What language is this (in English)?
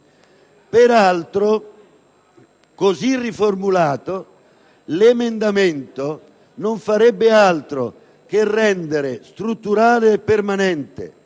Italian